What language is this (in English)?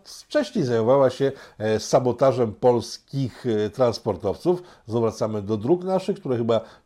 Polish